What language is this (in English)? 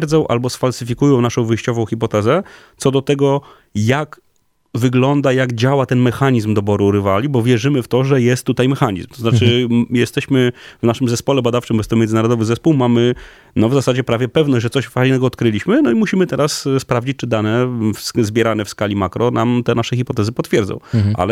Polish